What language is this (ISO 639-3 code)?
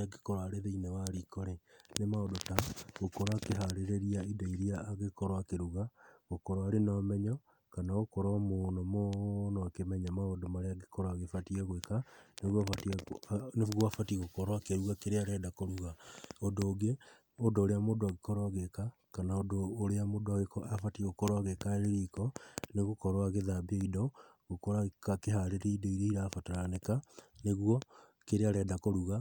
kik